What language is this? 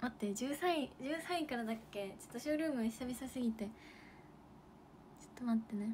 Japanese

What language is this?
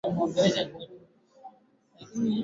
Swahili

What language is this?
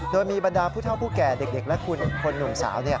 Thai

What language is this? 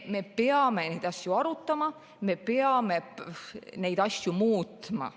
Estonian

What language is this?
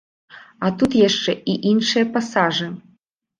Belarusian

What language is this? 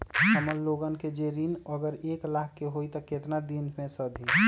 Magahi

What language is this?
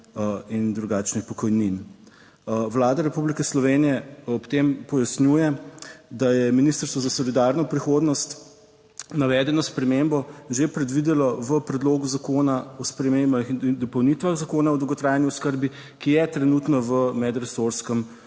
Slovenian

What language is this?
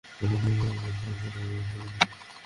Bangla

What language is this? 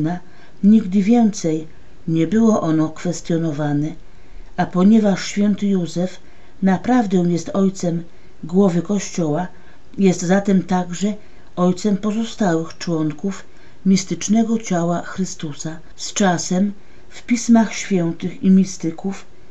Polish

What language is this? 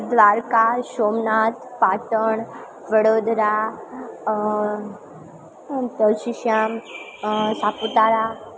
Gujarati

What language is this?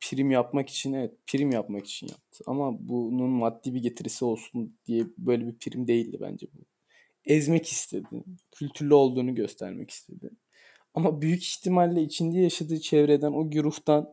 Turkish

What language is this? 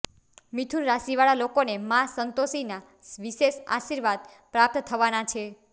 Gujarati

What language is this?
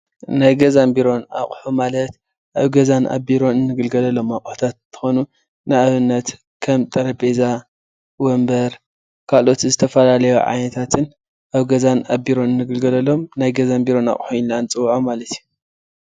Tigrinya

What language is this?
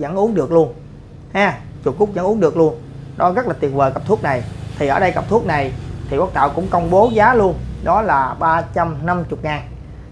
Vietnamese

